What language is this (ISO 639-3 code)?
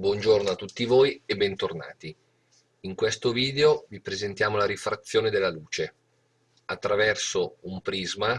ita